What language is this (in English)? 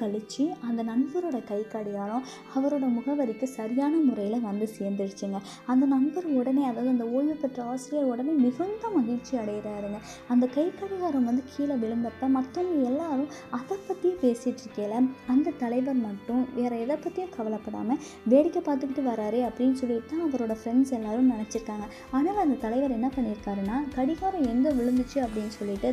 Tamil